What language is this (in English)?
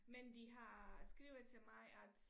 Danish